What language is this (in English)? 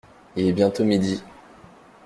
French